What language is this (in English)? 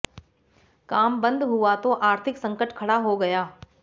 Hindi